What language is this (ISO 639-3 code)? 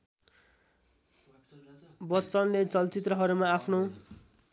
nep